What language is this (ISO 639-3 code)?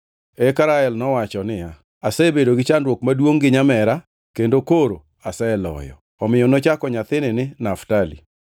luo